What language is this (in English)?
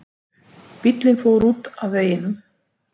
Icelandic